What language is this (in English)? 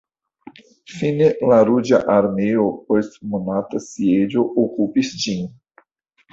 Esperanto